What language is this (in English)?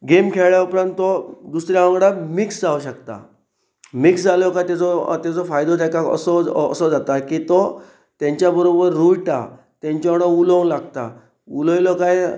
Konkani